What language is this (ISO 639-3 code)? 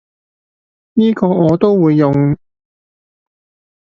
yue